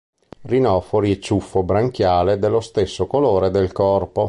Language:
Italian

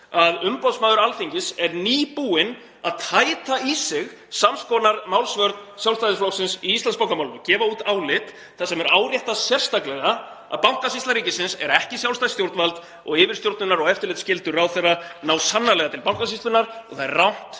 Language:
Icelandic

